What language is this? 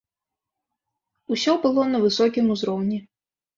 Belarusian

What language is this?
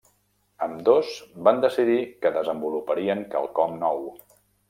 Catalan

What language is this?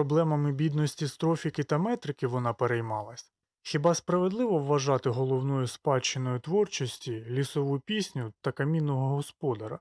Ukrainian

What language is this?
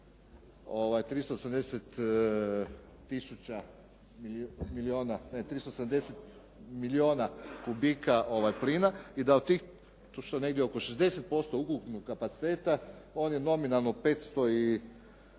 Croatian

